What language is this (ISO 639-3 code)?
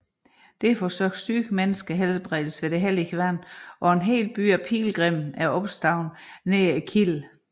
dan